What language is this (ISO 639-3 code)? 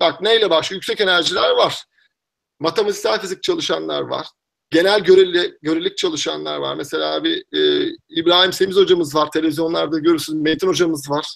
tur